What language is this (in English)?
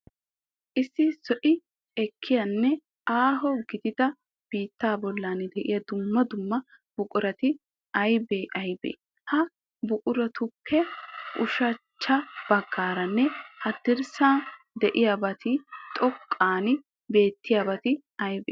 Wolaytta